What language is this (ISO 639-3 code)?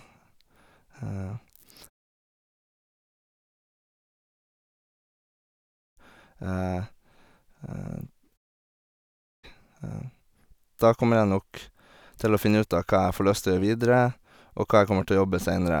nor